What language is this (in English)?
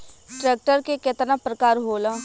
Bhojpuri